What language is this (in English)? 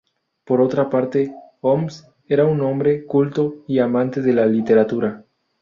Spanish